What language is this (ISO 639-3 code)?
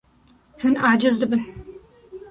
kur